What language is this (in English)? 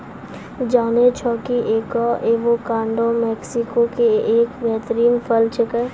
Maithili